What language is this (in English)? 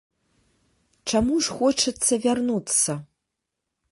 Belarusian